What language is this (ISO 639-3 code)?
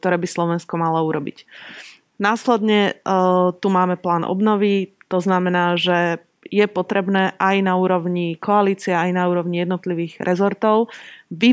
slk